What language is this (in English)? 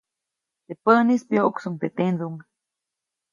Copainalá Zoque